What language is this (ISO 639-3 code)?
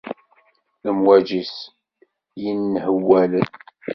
kab